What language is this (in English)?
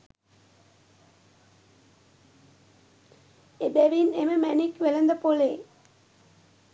Sinhala